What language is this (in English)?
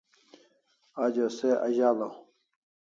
Kalasha